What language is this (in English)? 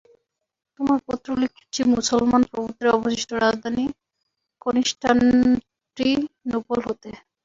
Bangla